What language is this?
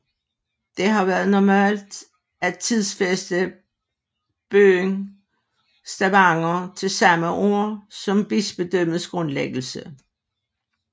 Danish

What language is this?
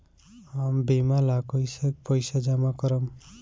Bhojpuri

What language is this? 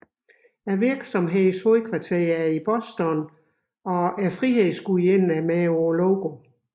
Danish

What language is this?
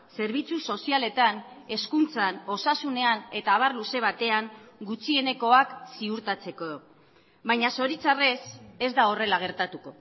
Basque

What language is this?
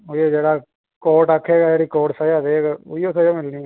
Dogri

